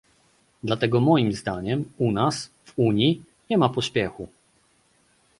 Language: Polish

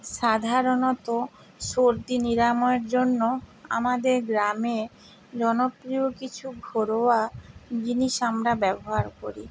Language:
Bangla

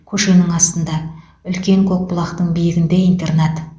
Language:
Kazakh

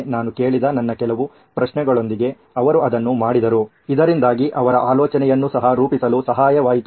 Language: Kannada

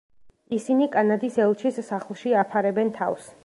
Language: Georgian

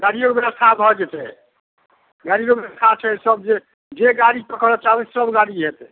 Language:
Maithili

